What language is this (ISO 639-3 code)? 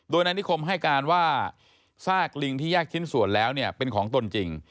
tha